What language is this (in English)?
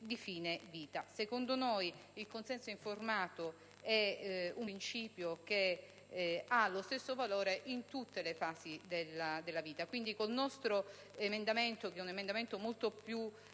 Italian